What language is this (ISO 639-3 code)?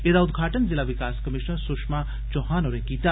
doi